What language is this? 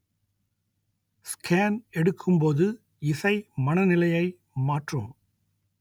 Tamil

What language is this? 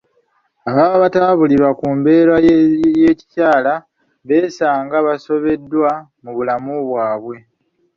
Ganda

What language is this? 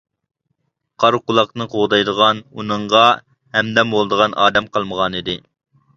Uyghur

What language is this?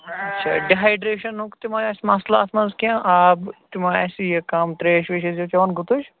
Kashmiri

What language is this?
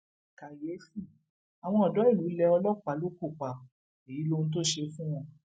Yoruba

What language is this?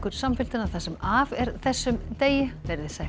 Icelandic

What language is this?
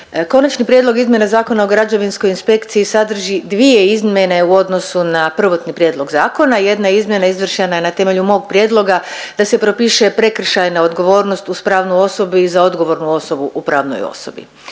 Croatian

